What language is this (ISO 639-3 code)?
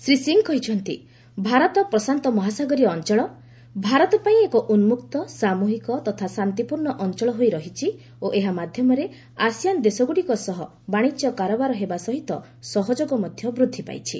ori